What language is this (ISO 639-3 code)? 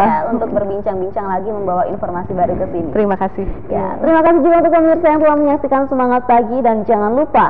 ind